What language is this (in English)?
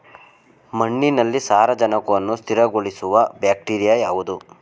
Kannada